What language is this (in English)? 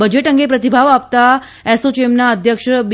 Gujarati